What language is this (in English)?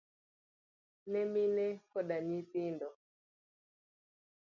Luo (Kenya and Tanzania)